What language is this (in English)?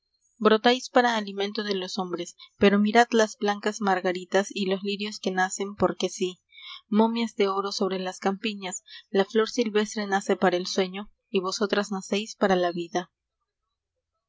Spanish